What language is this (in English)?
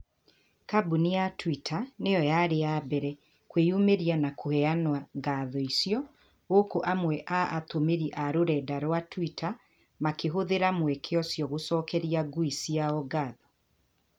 Kikuyu